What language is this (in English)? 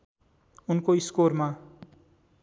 Nepali